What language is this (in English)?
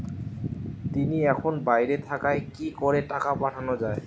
Bangla